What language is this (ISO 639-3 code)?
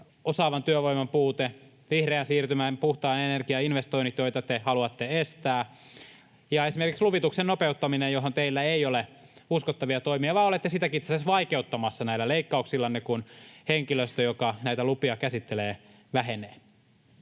fin